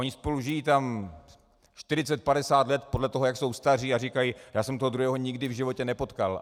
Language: Czech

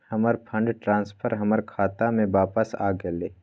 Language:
Magahi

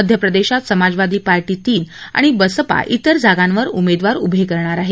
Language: Marathi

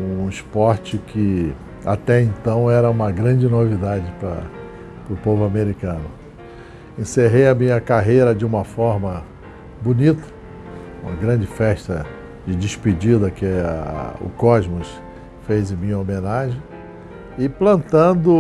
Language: Portuguese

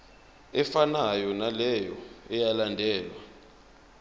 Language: Zulu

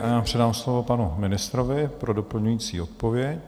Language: Czech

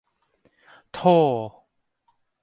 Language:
Thai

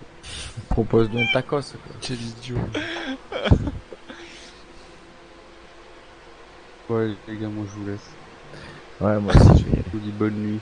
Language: French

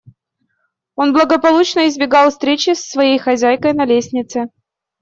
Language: Russian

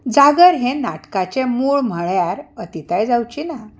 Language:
Konkani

